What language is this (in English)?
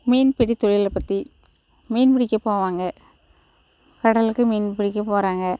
Tamil